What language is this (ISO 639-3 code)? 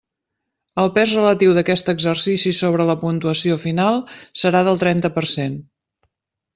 cat